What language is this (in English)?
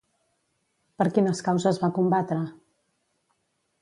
Catalan